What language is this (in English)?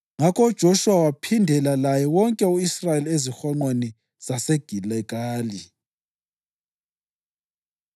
North Ndebele